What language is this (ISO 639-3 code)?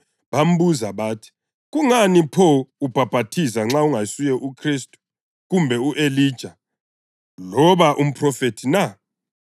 nde